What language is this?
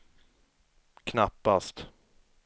Swedish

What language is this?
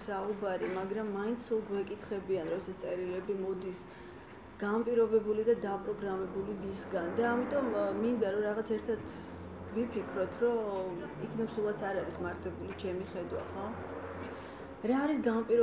Turkish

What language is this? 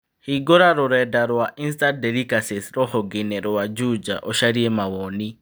Kikuyu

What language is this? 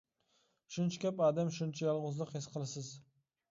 Uyghur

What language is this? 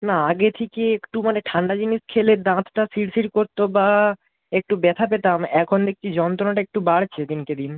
Bangla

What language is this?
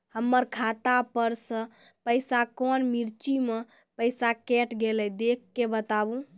Maithili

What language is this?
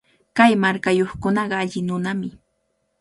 Cajatambo North Lima Quechua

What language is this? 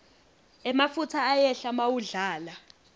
Swati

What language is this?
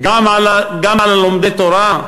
Hebrew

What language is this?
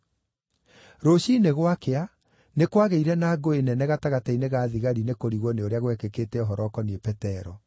Kikuyu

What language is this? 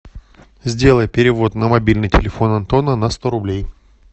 Russian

